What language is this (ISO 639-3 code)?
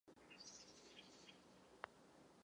ces